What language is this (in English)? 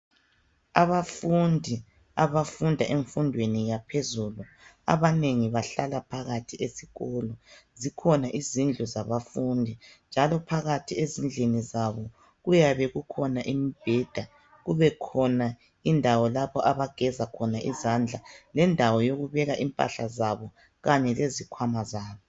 North Ndebele